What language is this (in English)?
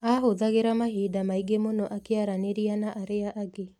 Kikuyu